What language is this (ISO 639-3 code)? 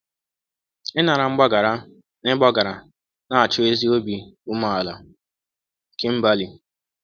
ibo